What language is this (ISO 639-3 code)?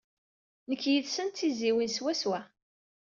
kab